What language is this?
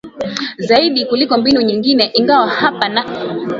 Swahili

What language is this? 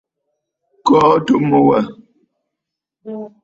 Bafut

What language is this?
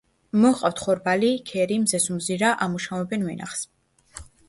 Georgian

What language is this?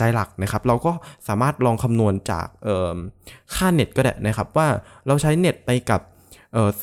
Thai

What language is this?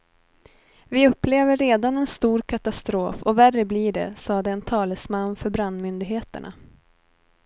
Swedish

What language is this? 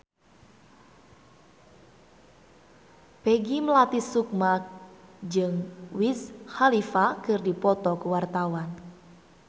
Sundanese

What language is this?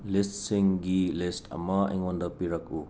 Manipuri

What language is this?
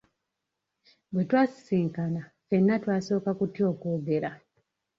Ganda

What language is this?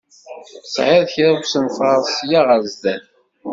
Kabyle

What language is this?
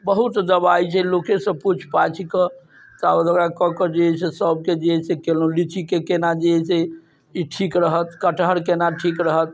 Maithili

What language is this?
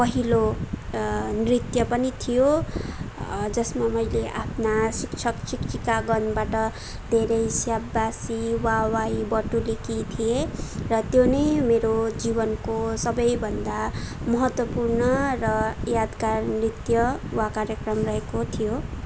Nepali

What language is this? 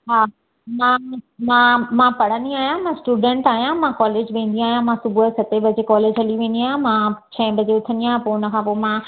Sindhi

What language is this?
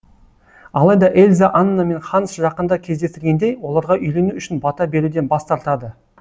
Kazakh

